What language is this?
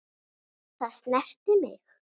Icelandic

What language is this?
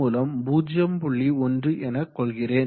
Tamil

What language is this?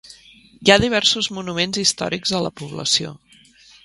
Catalan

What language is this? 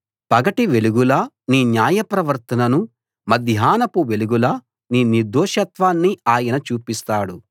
Telugu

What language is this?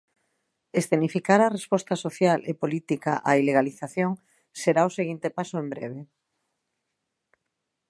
Galician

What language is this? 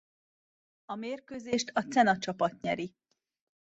Hungarian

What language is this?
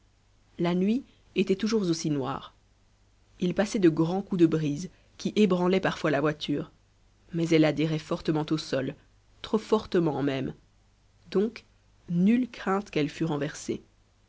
French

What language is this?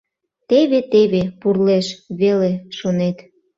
Mari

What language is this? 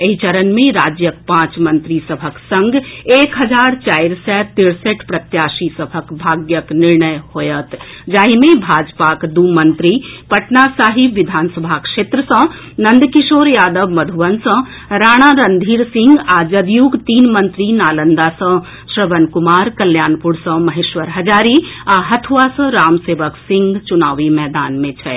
Maithili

